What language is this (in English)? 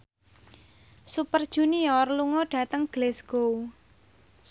Javanese